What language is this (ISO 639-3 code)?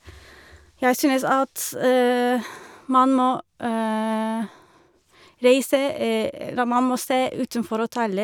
nor